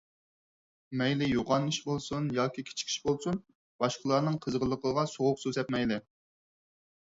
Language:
Uyghur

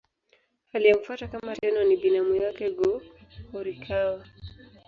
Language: Swahili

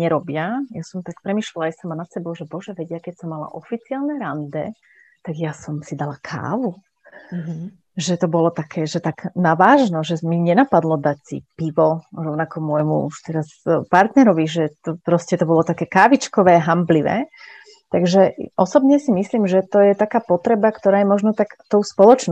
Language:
Slovak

